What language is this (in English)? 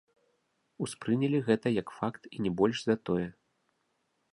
Belarusian